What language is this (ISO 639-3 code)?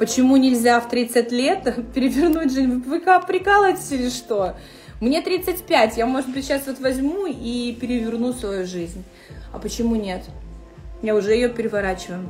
rus